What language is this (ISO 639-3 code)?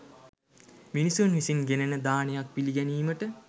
sin